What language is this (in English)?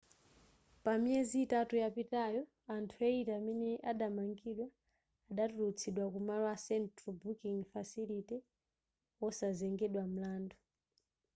Nyanja